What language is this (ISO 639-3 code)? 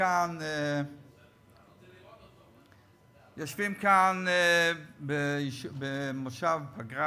heb